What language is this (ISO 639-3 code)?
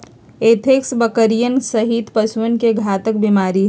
mag